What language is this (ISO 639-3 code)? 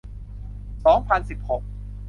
tha